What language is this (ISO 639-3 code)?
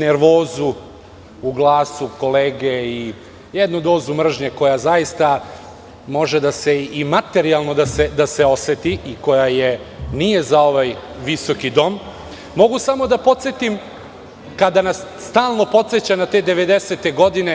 srp